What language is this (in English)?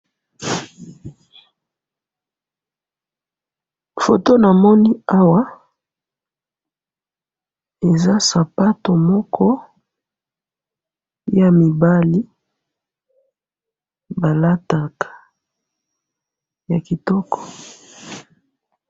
Lingala